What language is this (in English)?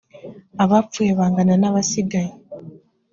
Kinyarwanda